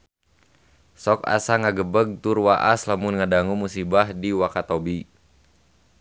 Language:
Sundanese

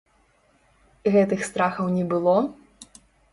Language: Belarusian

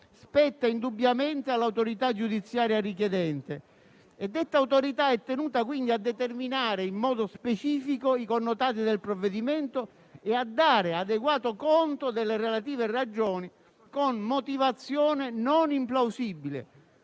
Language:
Italian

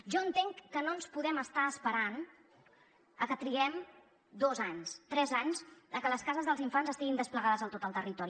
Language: Catalan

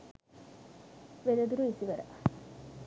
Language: Sinhala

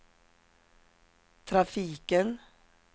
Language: Swedish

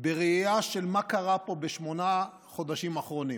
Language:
Hebrew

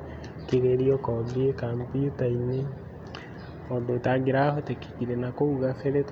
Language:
Kikuyu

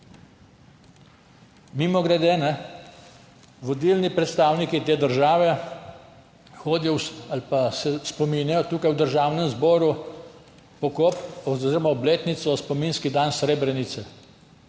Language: Slovenian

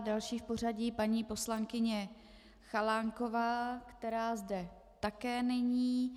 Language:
Czech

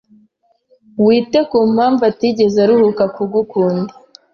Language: Kinyarwanda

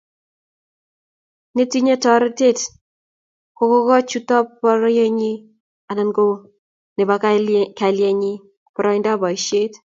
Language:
Kalenjin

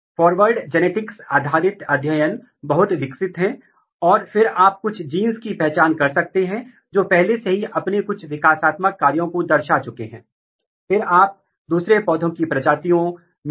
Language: Hindi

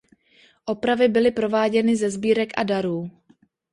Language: Czech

